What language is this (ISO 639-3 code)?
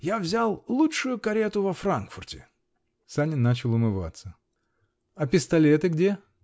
rus